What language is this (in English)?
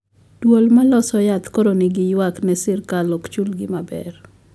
Luo (Kenya and Tanzania)